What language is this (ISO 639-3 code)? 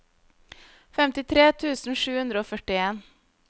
nor